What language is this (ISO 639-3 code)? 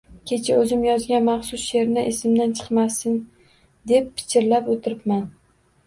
uzb